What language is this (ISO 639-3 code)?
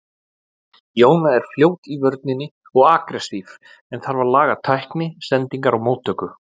isl